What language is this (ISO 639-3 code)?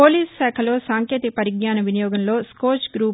tel